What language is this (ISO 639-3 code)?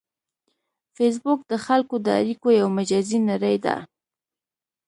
pus